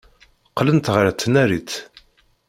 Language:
Kabyle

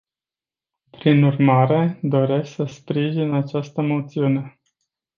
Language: Romanian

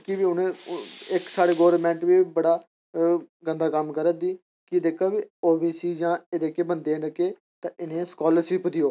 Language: Dogri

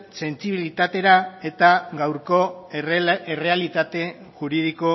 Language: Basque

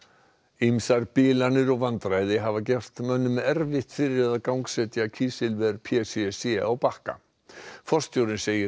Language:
Icelandic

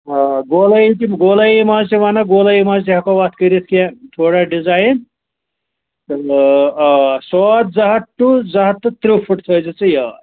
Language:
Kashmiri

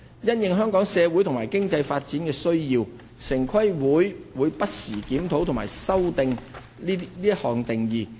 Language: Cantonese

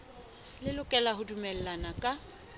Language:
Southern Sotho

